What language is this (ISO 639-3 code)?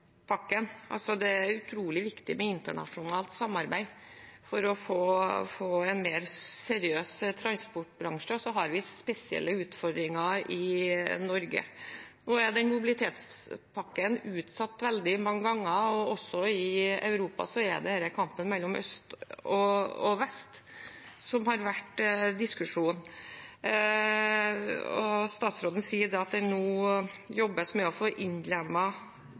nob